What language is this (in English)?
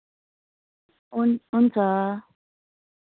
Nepali